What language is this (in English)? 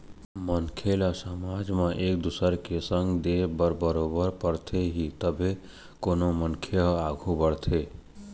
Chhattisgarhi